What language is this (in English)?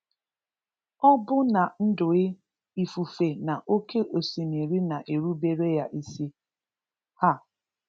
Igbo